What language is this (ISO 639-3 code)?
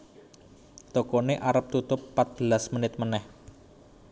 jav